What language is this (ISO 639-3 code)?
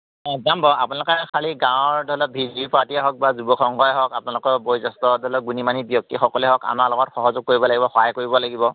asm